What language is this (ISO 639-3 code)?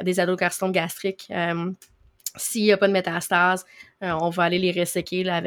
fra